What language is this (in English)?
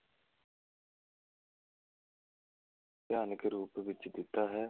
Punjabi